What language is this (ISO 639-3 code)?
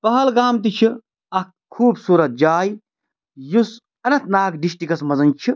kas